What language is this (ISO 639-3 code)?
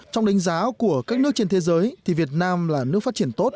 vie